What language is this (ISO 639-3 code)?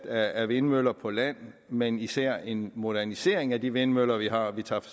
dan